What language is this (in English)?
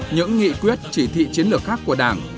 Vietnamese